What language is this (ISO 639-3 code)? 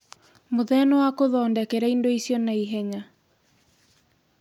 kik